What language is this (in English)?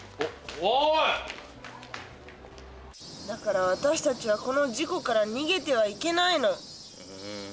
Japanese